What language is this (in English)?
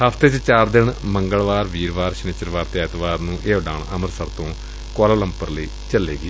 Punjabi